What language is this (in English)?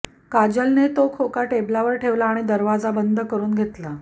Marathi